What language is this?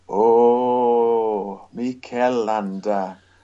Welsh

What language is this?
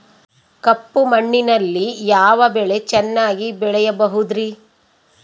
Kannada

